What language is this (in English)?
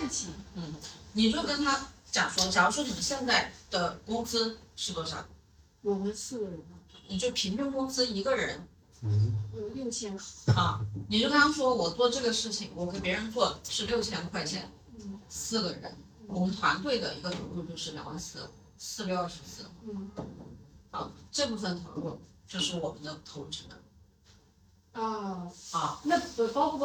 Chinese